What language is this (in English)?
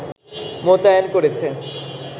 Bangla